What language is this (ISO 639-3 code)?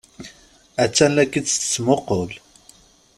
kab